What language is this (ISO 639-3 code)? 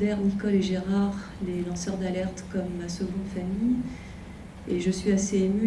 fra